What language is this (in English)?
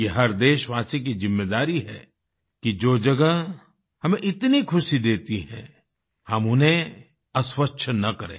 Hindi